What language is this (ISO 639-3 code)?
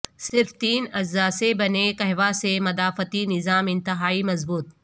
urd